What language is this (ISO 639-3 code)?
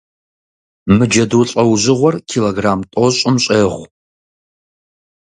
kbd